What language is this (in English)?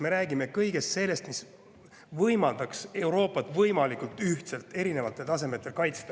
Estonian